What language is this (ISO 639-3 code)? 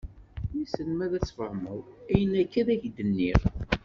kab